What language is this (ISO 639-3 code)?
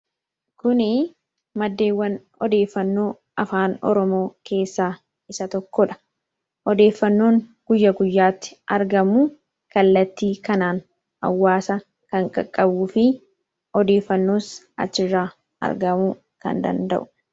orm